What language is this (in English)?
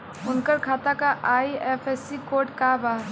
Bhojpuri